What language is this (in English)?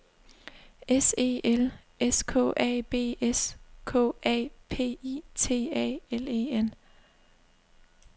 Danish